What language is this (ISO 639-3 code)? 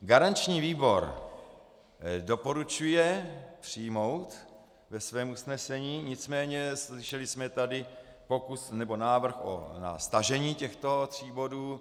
ces